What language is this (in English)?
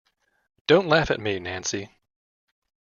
English